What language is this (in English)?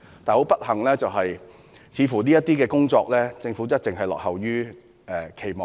Cantonese